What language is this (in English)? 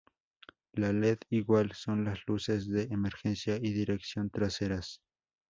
Spanish